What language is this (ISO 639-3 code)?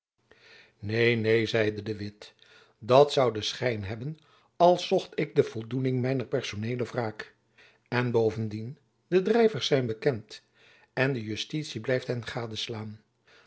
nld